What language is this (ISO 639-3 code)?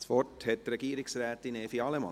gsw